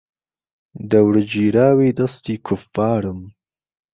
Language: Central Kurdish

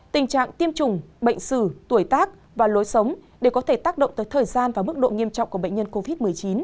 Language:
Vietnamese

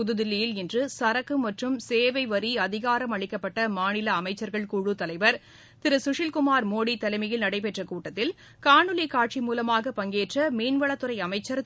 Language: Tamil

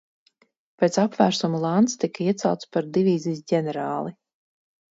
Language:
Latvian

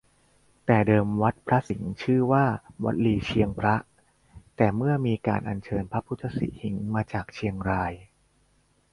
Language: Thai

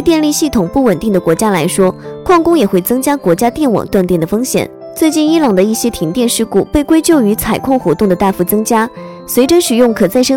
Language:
Chinese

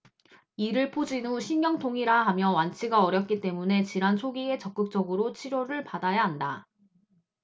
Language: Korean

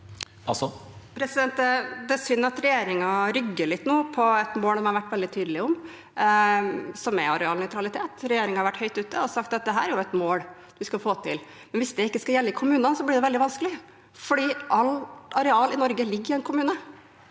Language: Norwegian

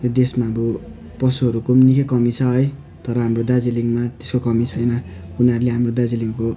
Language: Nepali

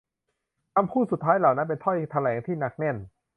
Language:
Thai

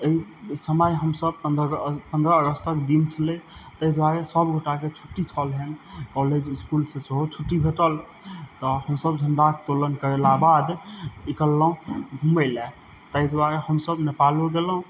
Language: Maithili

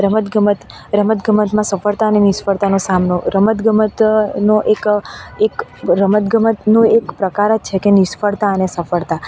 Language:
Gujarati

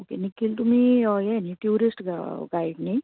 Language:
Konkani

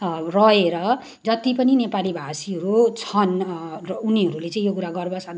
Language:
Nepali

